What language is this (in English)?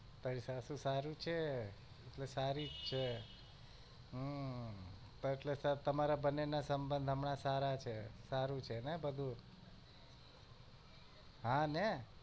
Gujarati